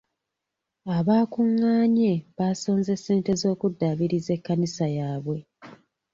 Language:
Ganda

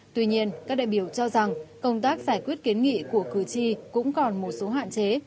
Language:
Vietnamese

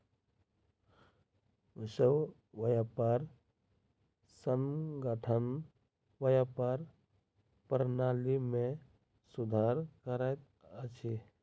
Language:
Maithili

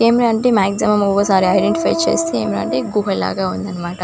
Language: Telugu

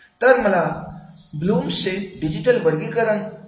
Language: Marathi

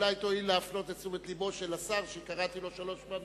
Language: Hebrew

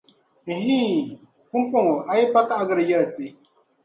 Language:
Dagbani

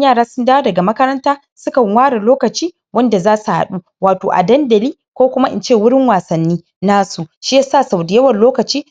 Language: Hausa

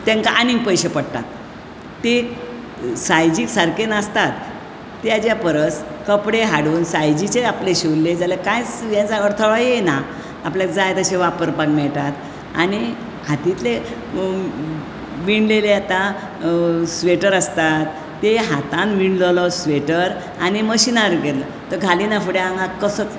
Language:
Konkani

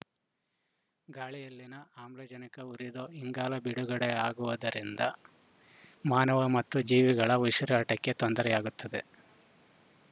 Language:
Kannada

